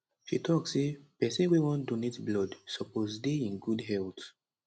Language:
Nigerian Pidgin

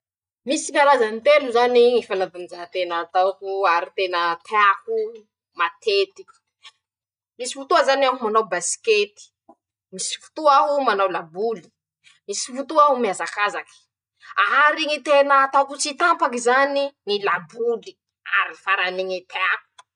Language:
Masikoro Malagasy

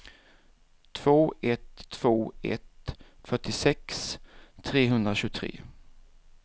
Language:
Swedish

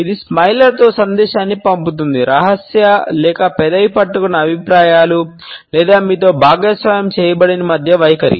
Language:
Telugu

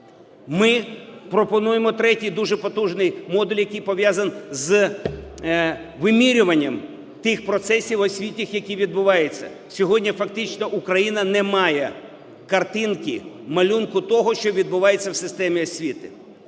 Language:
Ukrainian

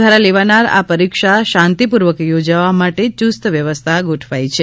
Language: Gujarati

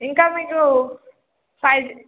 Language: Telugu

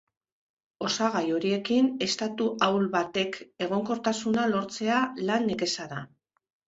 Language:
Basque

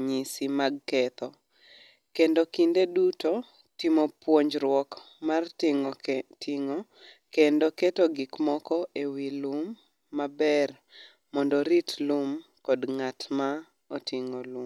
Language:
Luo (Kenya and Tanzania)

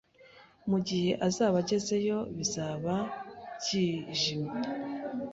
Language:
Kinyarwanda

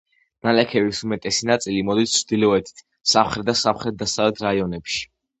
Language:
Georgian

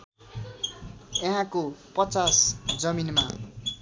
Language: Nepali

